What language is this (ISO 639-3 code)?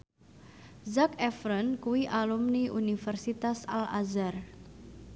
jav